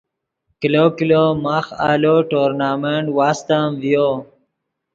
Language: Yidgha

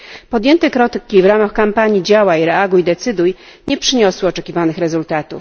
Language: Polish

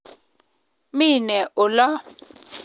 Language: Kalenjin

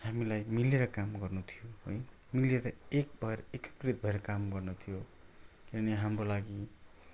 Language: Nepali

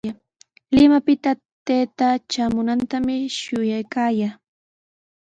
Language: Sihuas Ancash Quechua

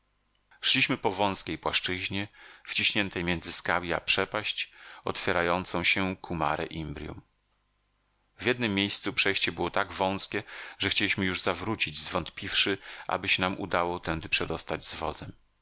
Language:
Polish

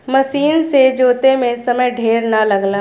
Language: Bhojpuri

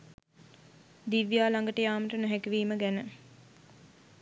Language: Sinhala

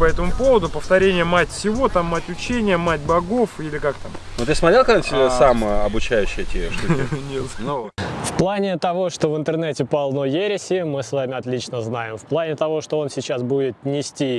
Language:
Russian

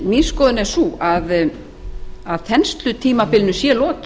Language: Icelandic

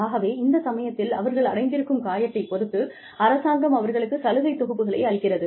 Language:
Tamil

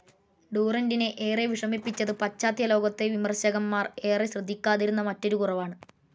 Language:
Malayalam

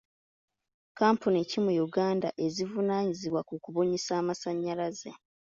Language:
Ganda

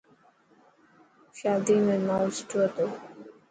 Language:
Dhatki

